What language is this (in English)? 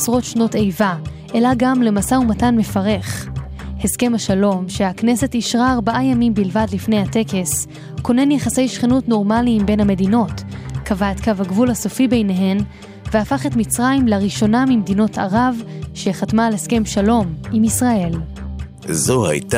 Hebrew